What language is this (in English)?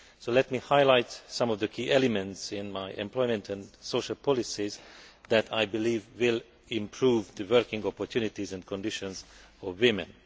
English